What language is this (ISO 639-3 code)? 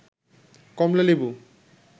ben